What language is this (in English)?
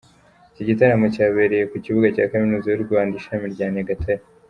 Kinyarwanda